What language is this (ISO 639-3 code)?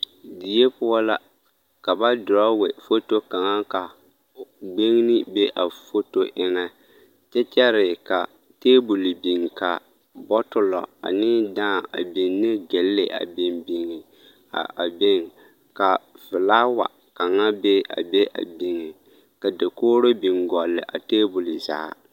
dga